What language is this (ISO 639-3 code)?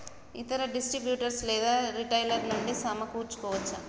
tel